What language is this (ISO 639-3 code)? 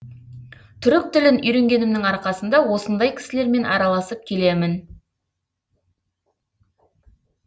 kaz